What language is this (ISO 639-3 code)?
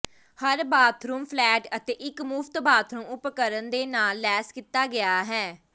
pan